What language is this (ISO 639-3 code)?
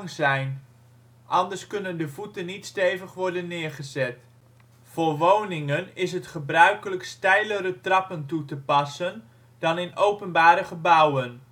nld